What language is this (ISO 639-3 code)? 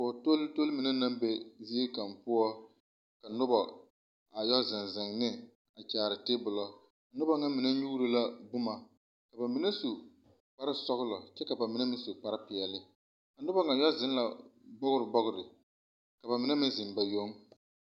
dga